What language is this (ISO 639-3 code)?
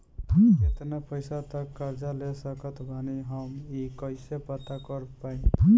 bho